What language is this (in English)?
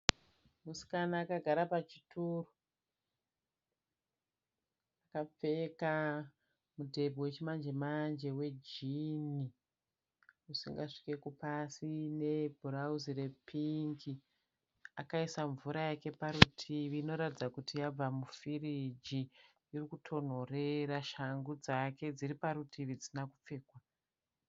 Shona